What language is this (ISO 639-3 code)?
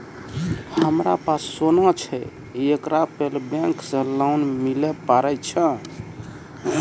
mai